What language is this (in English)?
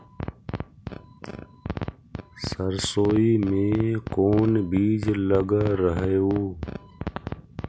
Magahi